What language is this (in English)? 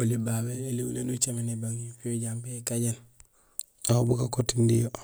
Gusilay